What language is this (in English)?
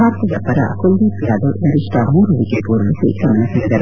Kannada